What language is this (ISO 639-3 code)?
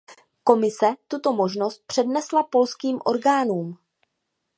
ces